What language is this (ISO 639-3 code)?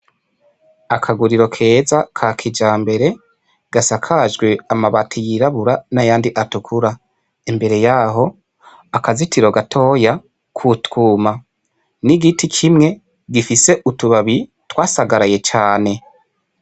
run